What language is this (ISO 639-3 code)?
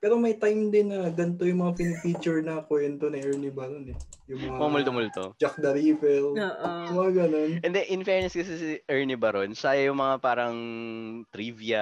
fil